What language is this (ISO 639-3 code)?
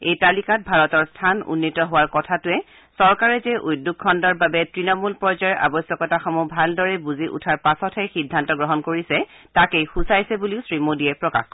asm